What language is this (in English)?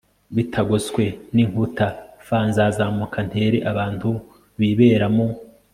Kinyarwanda